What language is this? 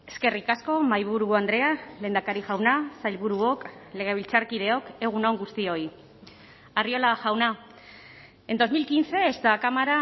Basque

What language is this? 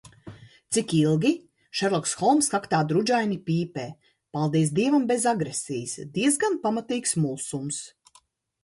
Latvian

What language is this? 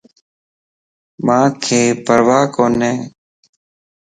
Lasi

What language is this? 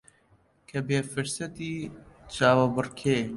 Central Kurdish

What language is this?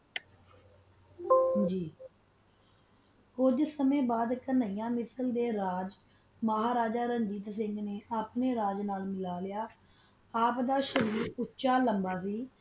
Punjabi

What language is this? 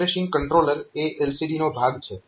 Gujarati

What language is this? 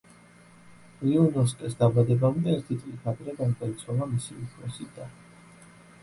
Georgian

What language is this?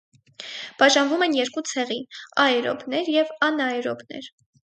Armenian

